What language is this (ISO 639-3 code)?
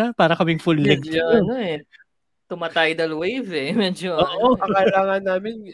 fil